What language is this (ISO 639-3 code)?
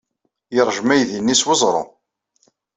kab